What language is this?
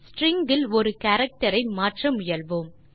Tamil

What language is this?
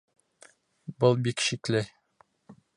Bashkir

